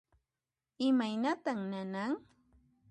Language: Puno Quechua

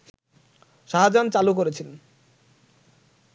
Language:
Bangla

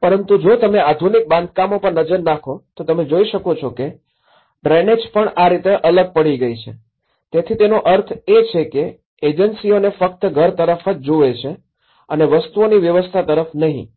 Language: Gujarati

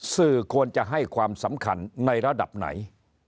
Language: Thai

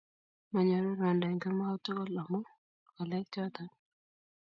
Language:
Kalenjin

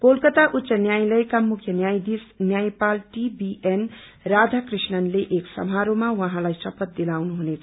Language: Nepali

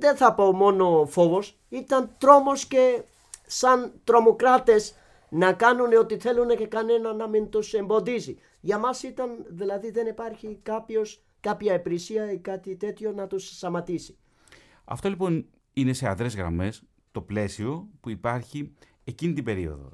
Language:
Greek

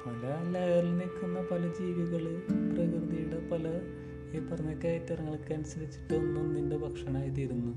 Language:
Malayalam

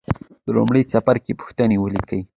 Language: Pashto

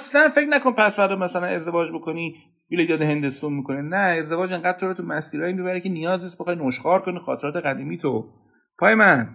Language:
Persian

